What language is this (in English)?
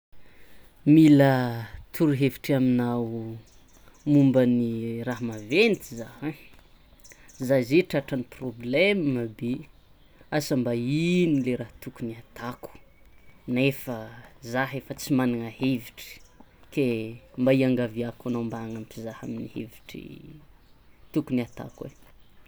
Tsimihety Malagasy